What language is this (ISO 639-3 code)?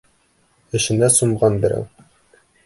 bak